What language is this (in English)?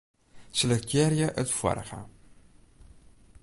Western Frisian